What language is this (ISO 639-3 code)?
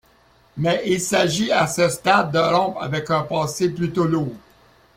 fra